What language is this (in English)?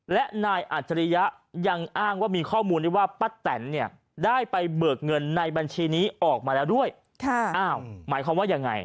Thai